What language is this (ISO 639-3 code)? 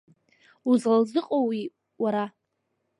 abk